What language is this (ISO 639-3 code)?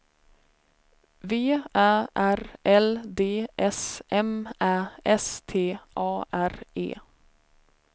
swe